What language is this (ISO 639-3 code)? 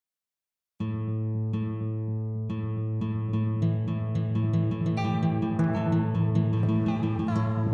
msa